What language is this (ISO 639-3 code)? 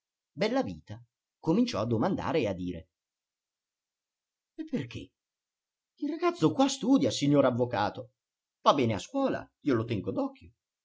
ita